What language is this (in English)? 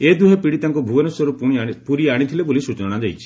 Odia